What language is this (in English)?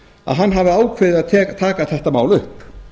Icelandic